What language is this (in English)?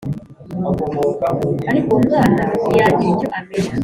Kinyarwanda